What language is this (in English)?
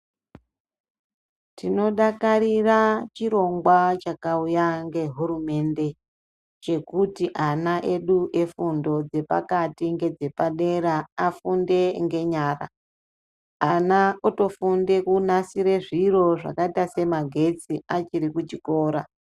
Ndau